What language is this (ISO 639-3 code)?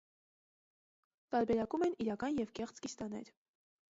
hye